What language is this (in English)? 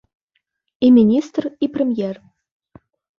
Belarusian